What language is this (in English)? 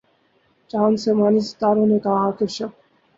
Urdu